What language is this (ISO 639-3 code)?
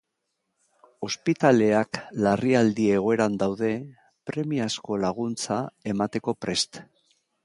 eus